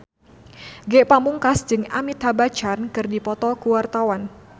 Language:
Sundanese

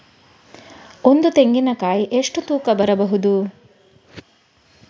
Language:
Kannada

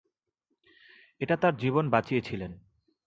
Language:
Bangla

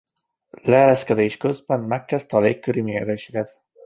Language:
Hungarian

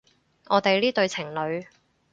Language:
Cantonese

